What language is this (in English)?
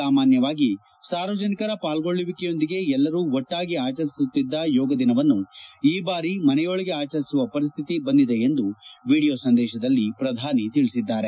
Kannada